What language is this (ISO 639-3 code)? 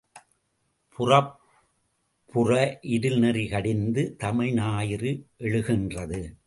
tam